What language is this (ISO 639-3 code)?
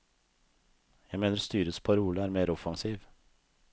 nor